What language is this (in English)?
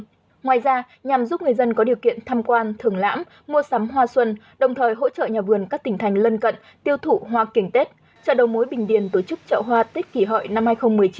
Vietnamese